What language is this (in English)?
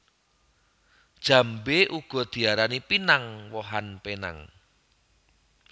Javanese